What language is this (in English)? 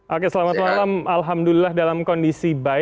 Indonesian